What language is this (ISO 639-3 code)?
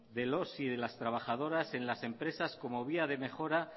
spa